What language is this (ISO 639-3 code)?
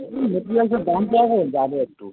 ben